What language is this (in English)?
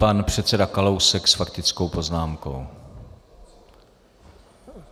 Czech